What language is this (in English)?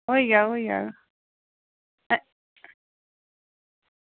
Dogri